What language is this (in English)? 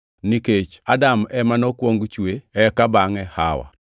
Luo (Kenya and Tanzania)